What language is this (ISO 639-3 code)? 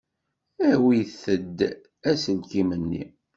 kab